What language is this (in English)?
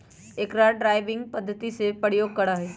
Magahi